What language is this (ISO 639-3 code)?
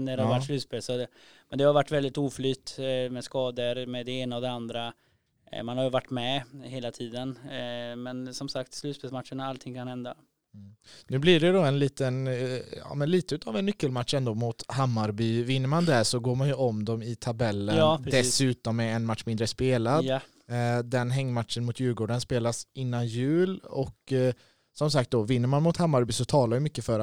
swe